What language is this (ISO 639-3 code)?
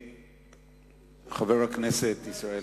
heb